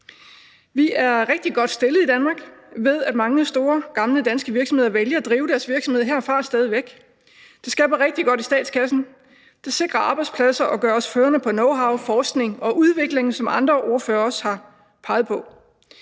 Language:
Danish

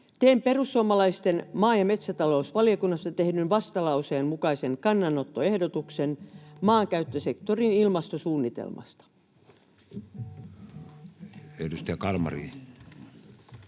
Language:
Finnish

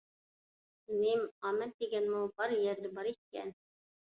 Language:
Uyghur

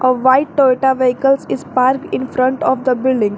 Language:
English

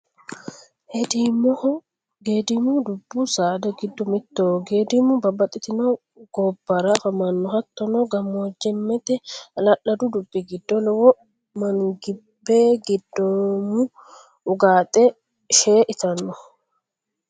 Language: Sidamo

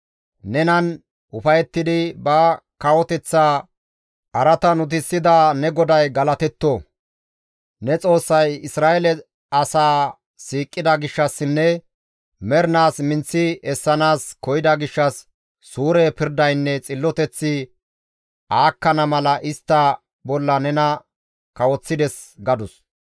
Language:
Gamo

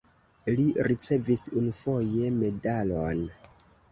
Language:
Esperanto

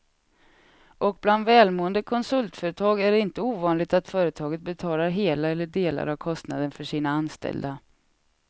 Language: Swedish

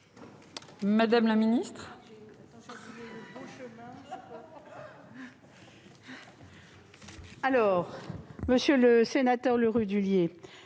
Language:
French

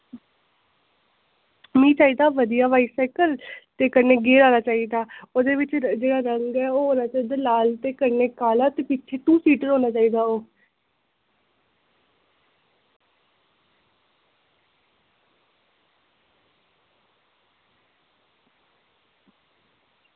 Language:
Dogri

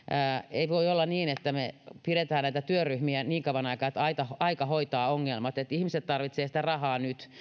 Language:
Finnish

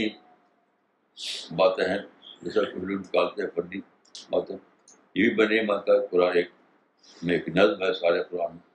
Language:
Urdu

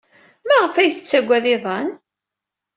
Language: Kabyle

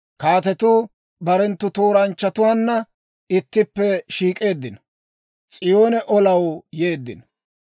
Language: Dawro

